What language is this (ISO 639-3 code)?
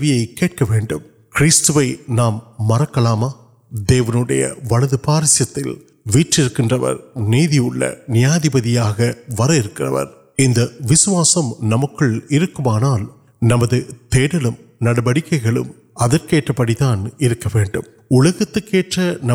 urd